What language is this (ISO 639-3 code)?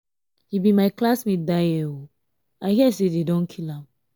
pcm